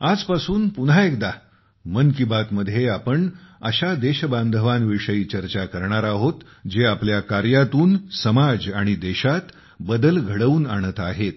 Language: Marathi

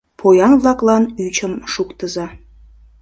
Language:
Mari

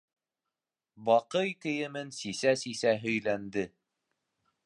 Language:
Bashkir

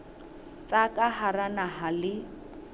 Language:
Southern Sotho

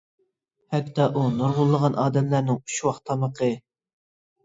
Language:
Uyghur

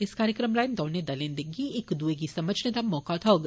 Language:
Dogri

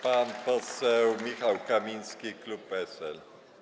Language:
Polish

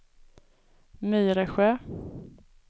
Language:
Swedish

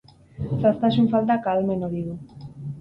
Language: Basque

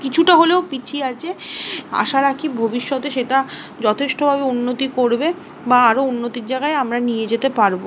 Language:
Bangla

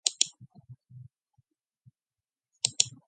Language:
Mongolian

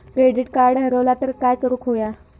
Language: Marathi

